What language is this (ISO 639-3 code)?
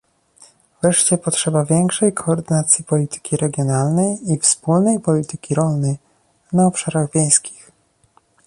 pol